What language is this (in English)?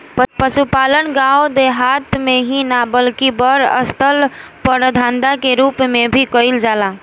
Bhojpuri